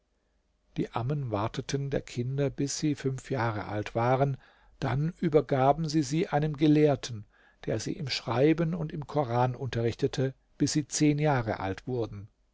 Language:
German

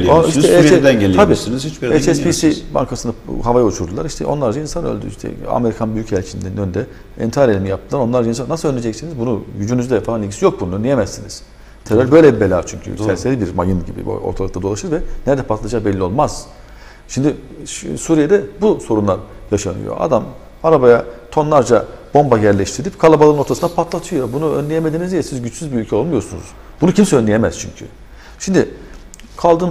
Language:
Turkish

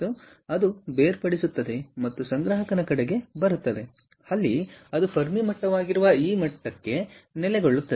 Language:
Kannada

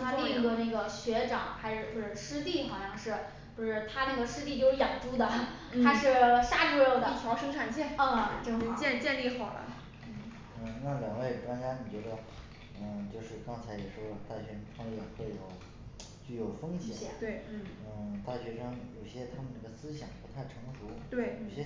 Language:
Chinese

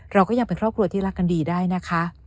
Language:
Thai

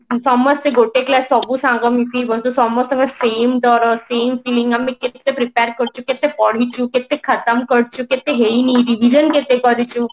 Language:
Odia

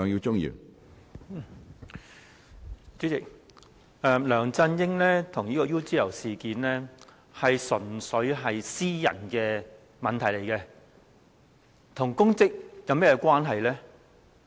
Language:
Cantonese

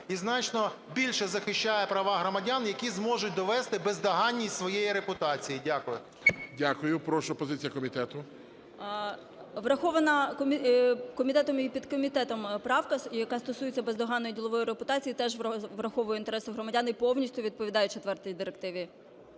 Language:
Ukrainian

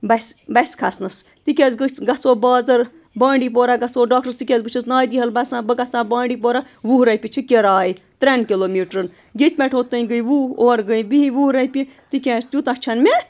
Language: Kashmiri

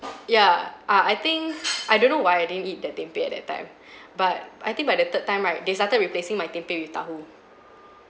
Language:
English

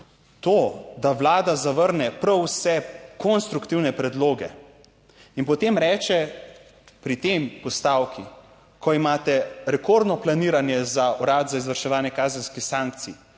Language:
Slovenian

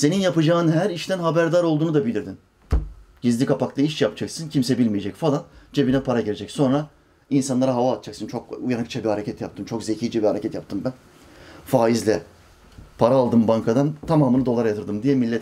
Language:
Turkish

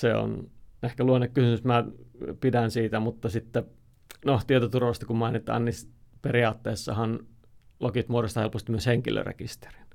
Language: Finnish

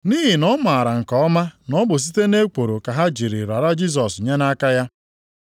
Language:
Igbo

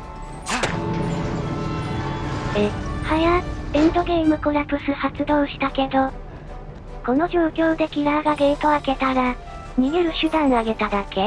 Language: Japanese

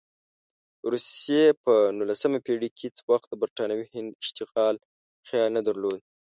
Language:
Pashto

